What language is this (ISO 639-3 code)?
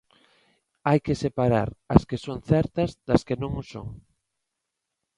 glg